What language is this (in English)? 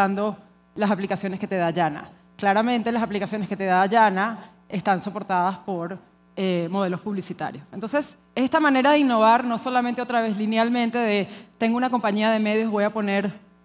Spanish